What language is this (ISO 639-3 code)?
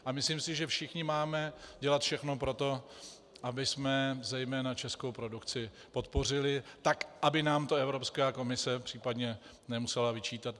ces